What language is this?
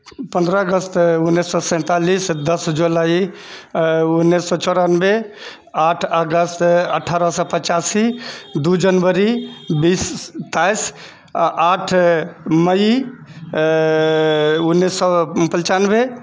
Maithili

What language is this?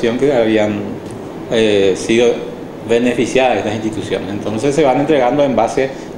Spanish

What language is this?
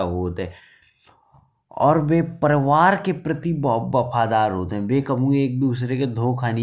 Bundeli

